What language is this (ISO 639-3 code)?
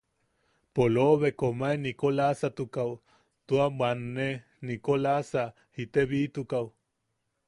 yaq